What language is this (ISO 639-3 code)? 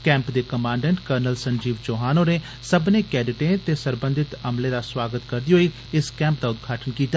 doi